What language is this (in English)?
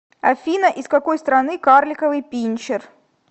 Russian